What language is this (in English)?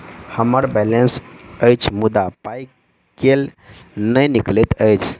Maithili